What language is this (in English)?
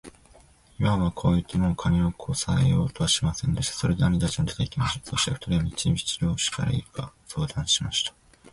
Japanese